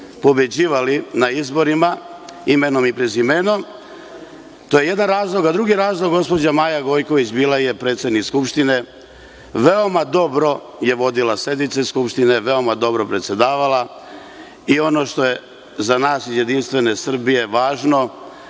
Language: Serbian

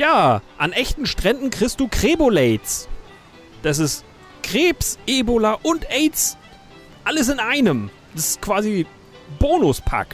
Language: German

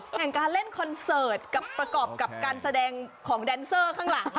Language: Thai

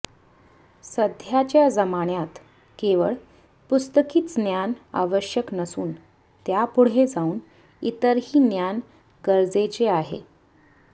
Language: Marathi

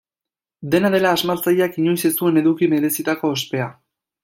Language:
Basque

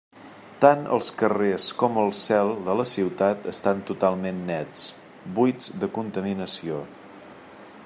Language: Catalan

